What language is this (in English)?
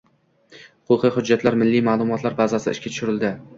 Uzbek